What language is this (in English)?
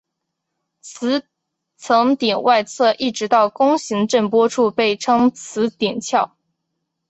Chinese